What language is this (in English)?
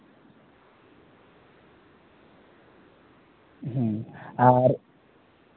Santali